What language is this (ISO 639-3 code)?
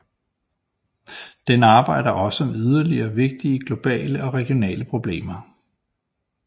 dan